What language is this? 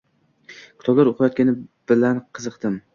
Uzbek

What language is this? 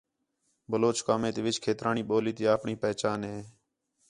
Khetrani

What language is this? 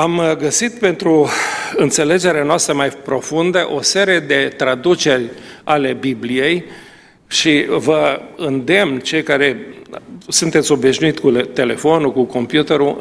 Romanian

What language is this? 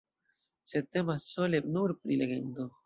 Esperanto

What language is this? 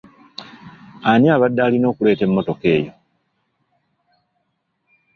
Ganda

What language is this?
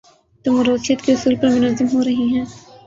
Urdu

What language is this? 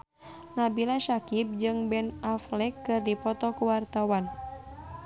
Sundanese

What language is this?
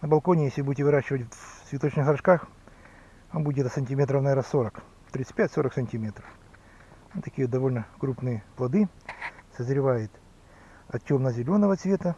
Russian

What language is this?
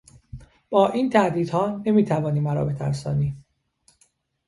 Persian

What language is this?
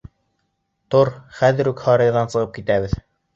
Bashkir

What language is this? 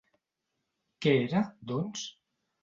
Catalan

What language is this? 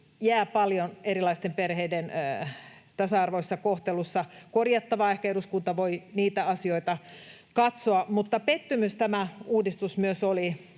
Finnish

